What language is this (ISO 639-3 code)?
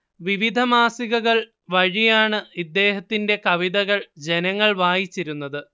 mal